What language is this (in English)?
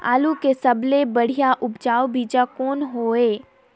Chhattisgarhi